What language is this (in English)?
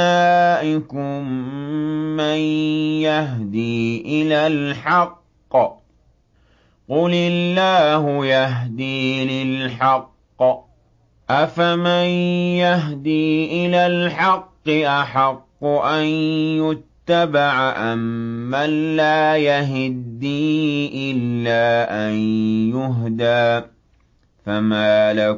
Arabic